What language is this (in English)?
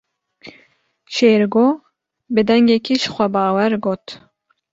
Kurdish